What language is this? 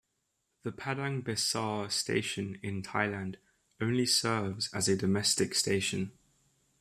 English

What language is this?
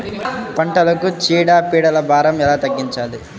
Telugu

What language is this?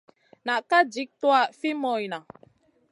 Masana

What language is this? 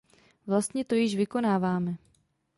Czech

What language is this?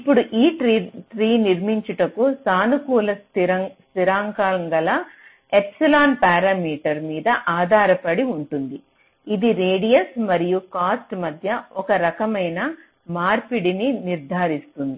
Telugu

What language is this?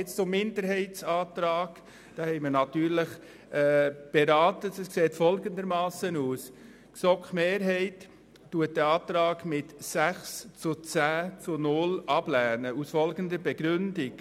Swiss German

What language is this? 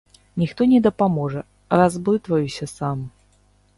Belarusian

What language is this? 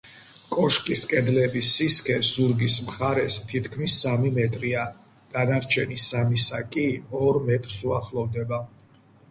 Georgian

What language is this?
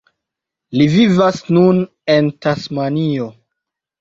Esperanto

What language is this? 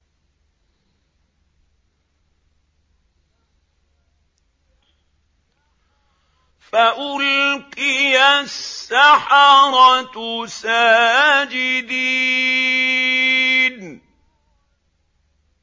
Arabic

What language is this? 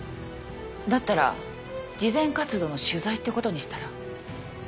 Japanese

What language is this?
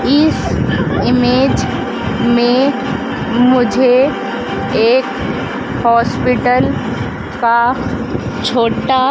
Hindi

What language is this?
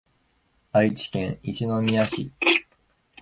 Japanese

